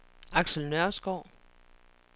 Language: Danish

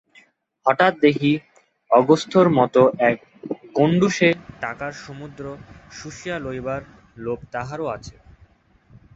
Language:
Bangla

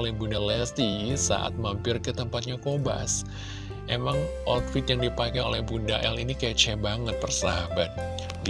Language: Indonesian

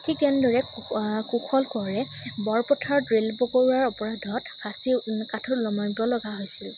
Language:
Assamese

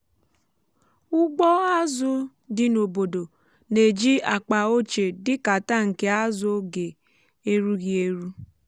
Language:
Igbo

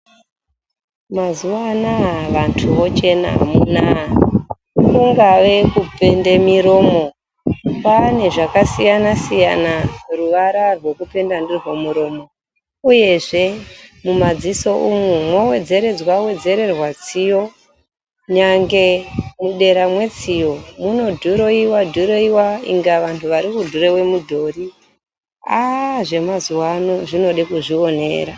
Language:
Ndau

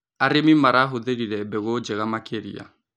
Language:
Kikuyu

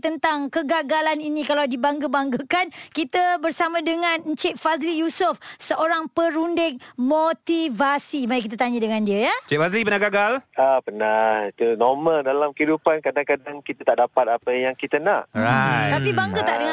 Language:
Malay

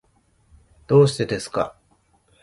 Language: Japanese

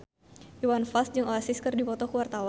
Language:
Sundanese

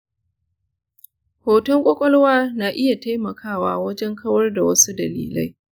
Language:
Hausa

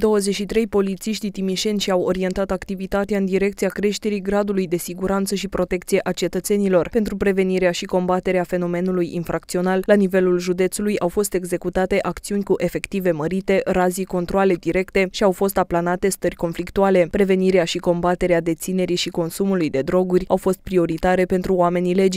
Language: Romanian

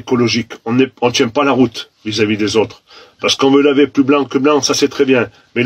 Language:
French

